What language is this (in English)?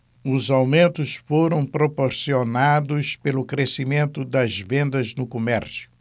Portuguese